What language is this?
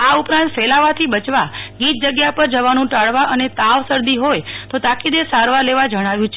Gujarati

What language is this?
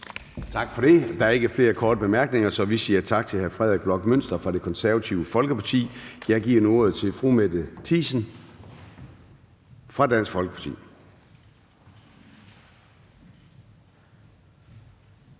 Danish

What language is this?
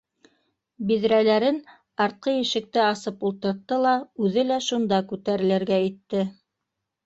Bashkir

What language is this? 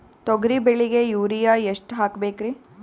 Kannada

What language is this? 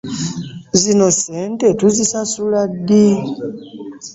Ganda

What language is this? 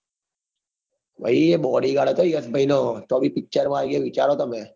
Gujarati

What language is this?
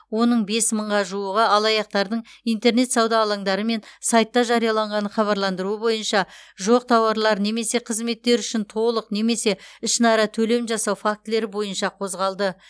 Kazakh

